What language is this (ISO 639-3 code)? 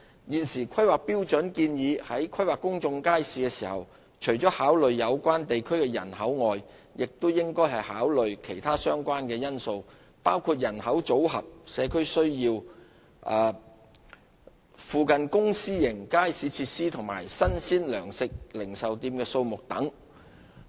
yue